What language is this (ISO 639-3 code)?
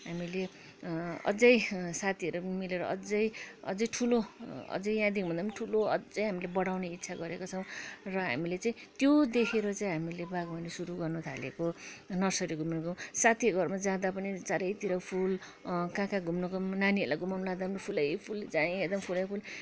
nep